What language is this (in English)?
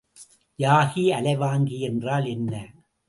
Tamil